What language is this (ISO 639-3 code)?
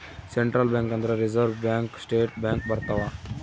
kan